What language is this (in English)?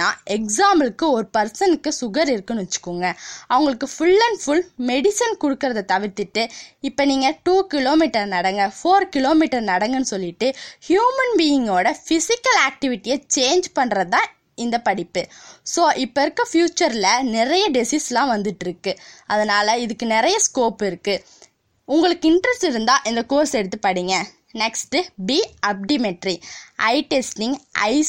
Tamil